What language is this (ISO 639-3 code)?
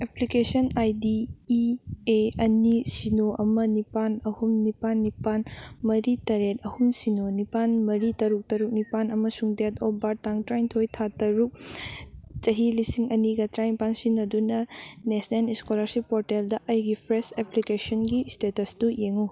mni